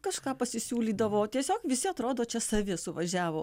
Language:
Lithuanian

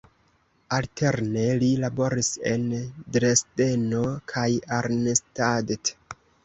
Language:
Esperanto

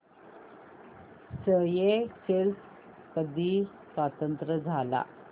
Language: Marathi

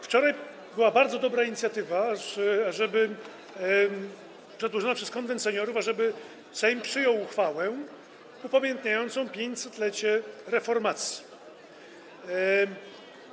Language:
Polish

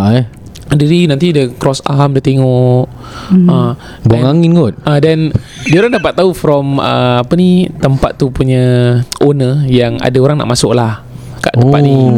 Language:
Malay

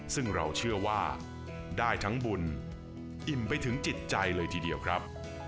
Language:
Thai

